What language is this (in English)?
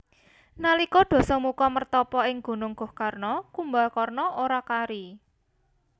Javanese